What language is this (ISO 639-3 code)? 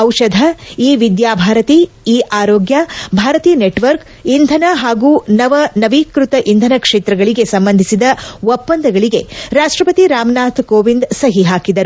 kan